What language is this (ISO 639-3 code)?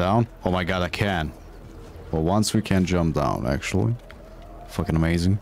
eng